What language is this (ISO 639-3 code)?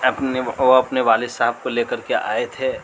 urd